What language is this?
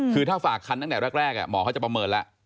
Thai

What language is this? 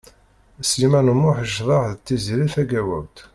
Kabyle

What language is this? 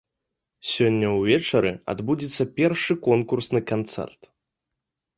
Belarusian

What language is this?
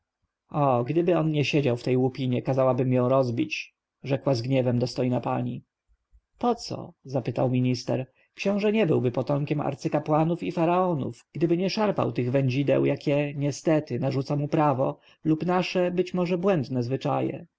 Polish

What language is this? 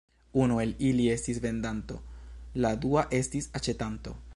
Esperanto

